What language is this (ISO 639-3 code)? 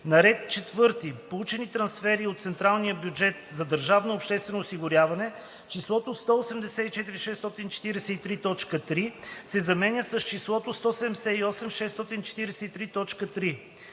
bul